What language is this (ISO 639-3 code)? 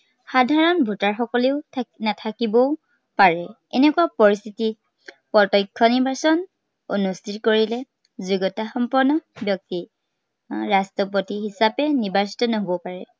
asm